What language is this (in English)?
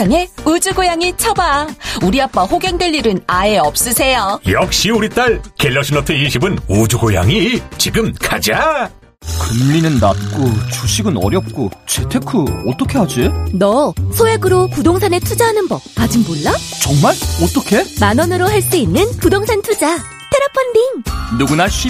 Korean